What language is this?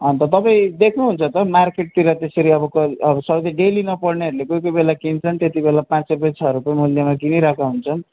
Nepali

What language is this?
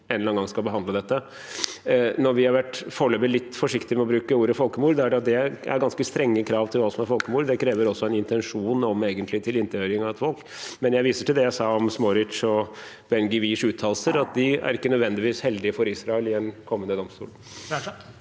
Norwegian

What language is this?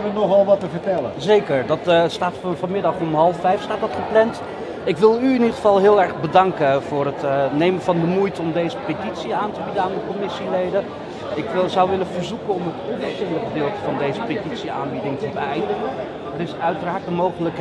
Dutch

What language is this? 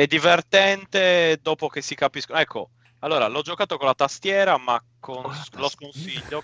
Italian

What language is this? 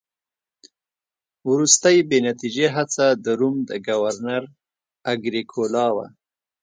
Pashto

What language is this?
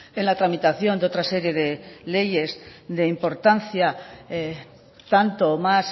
Spanish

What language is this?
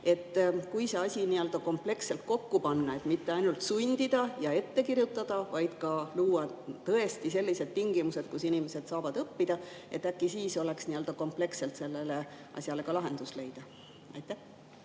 Estonian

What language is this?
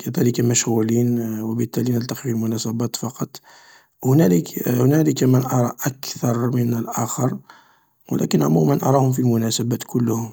Algerian Arabic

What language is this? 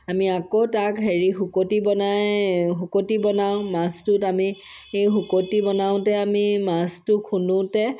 Assamese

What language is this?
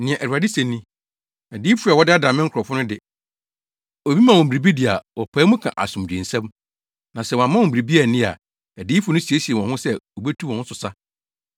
Akan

